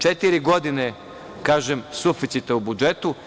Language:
Serbian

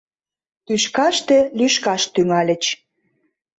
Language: Mari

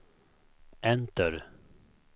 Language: Swedish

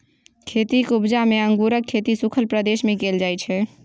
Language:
Maithili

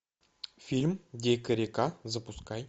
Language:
Russian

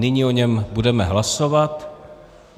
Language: Czech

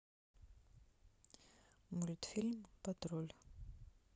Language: Russian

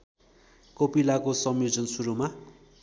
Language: Nepali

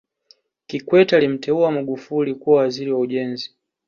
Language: Swahili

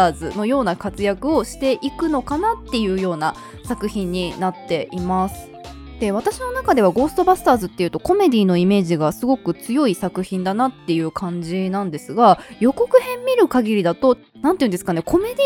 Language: Japanese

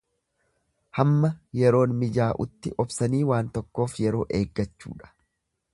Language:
Oromo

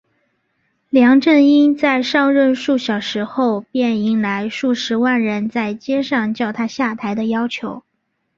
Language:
Chinese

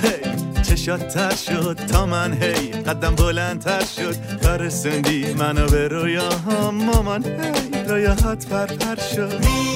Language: Persian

